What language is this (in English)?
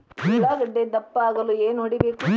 Kannada